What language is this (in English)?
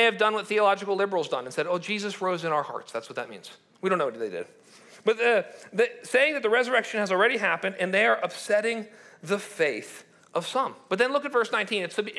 English